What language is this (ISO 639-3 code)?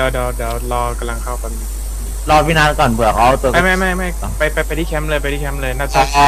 tha